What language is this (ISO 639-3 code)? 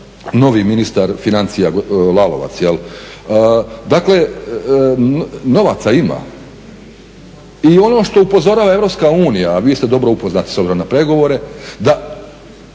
hrv